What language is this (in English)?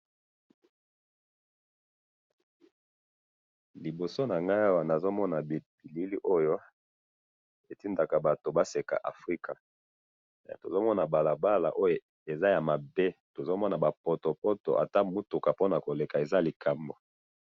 Lingala